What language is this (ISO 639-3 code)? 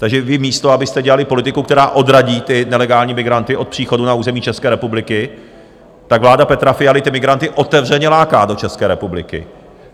ces